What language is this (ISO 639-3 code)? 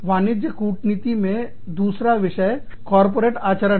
hin